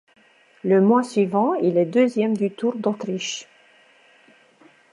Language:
French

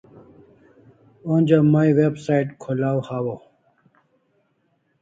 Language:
Kalasha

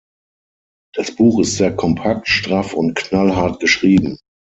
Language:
German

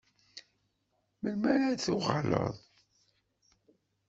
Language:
Kabyle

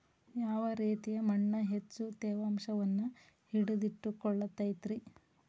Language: Kannada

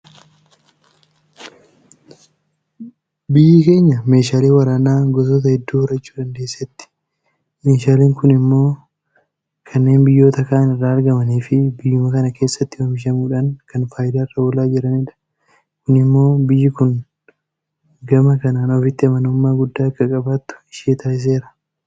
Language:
Oromo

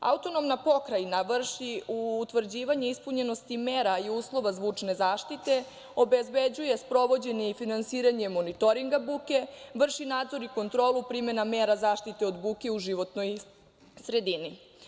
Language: Serbian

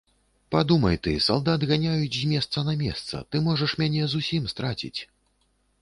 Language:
Belarusian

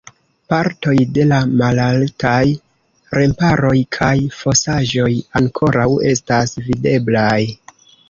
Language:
Esperanto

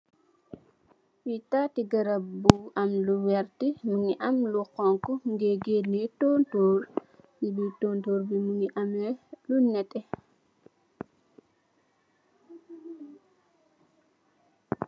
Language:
Wolof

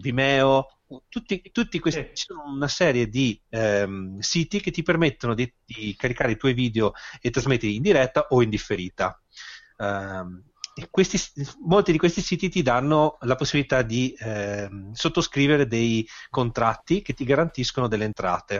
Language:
Italian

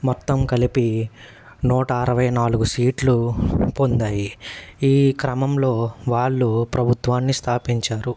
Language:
Telugu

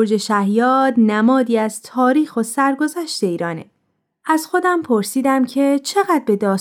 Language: Persian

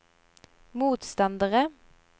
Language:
Norwegian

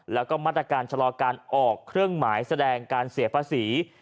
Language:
Thai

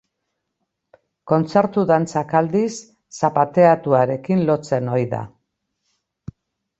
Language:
Basque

